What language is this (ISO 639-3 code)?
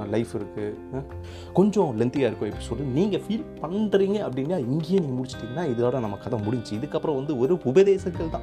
tam